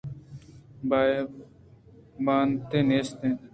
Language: Eastern Balochi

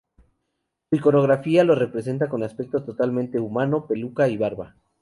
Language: Spanish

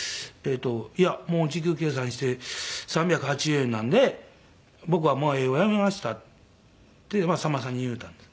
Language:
Japanese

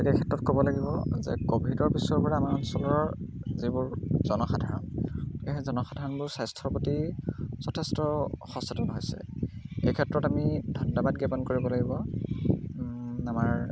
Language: Assamese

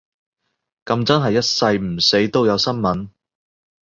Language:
Cantonese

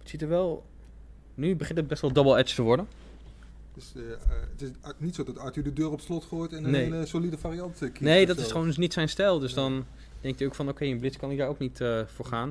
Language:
Dutch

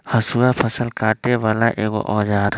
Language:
Magahi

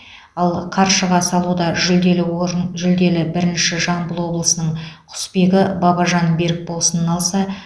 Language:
Kazakh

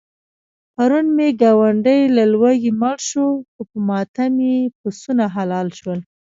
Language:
Pashto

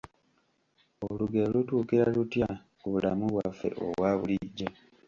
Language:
Ganda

